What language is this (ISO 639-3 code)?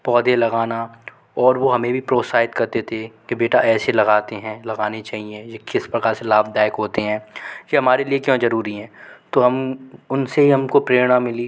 hin